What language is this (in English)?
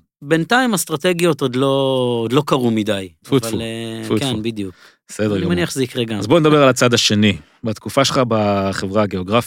Hebrew